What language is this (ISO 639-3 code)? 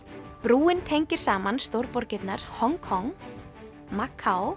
isl